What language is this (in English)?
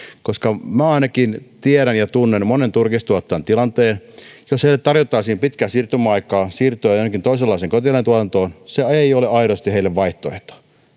Finnish